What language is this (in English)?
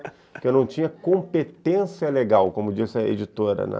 Portuguese